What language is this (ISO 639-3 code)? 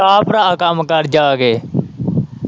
pan